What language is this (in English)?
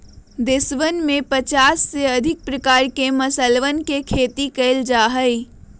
Magahi